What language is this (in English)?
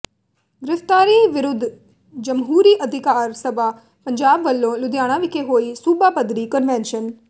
Punjabi